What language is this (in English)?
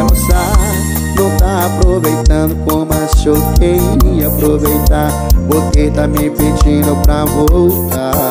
Portuguese